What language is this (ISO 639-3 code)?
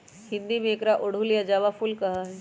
mag